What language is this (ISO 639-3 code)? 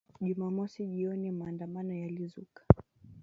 swa